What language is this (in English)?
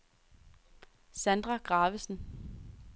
Danish